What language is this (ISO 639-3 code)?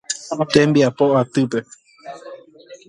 grn